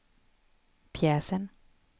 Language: Swedish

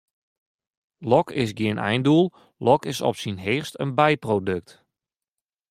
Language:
Western Frisian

